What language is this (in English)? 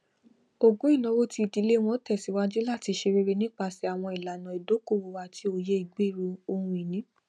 Yoruba